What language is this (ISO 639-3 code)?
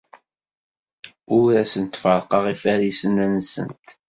kab